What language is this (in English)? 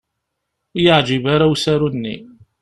Kabyle